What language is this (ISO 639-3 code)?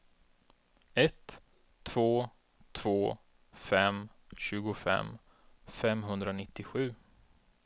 swe